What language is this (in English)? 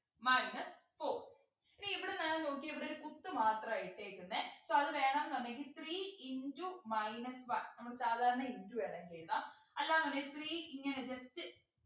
Malayalam